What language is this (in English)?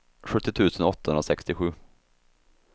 Swedish